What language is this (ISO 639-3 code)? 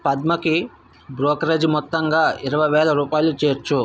tel